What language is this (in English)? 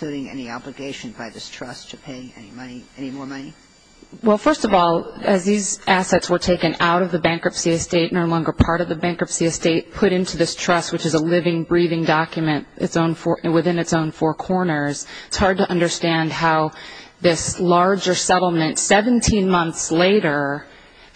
English